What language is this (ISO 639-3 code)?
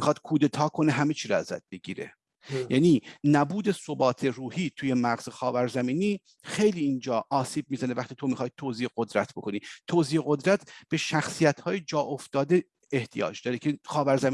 fas